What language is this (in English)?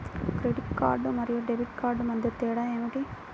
Telugu